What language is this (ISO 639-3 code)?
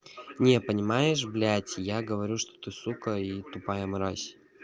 rus